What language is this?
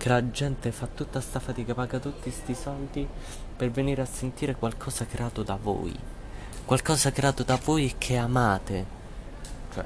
Italian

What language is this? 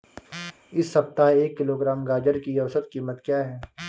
Hindi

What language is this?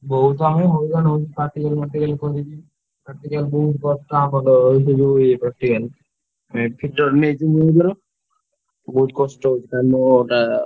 Odia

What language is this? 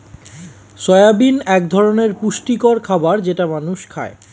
Bangla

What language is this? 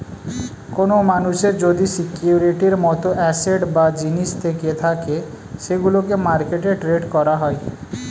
Bangla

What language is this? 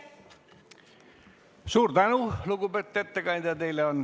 Estonian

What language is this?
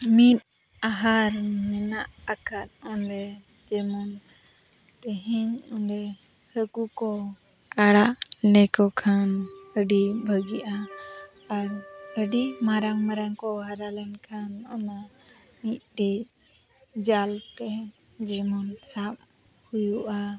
Santali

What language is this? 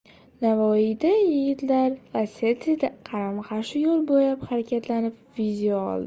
Uzbek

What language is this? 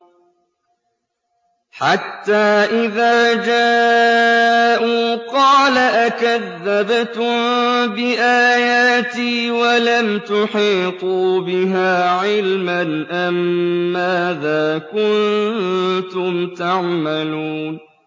Arabic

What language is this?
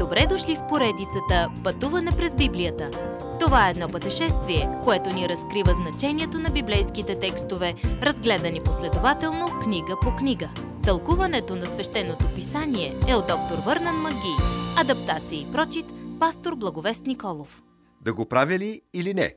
Bulgarian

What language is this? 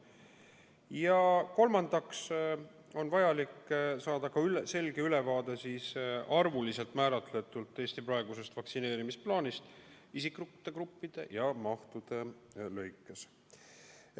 Estonian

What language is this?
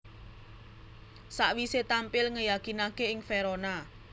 Javanese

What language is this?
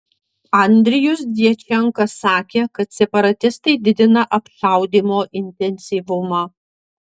Lithuanian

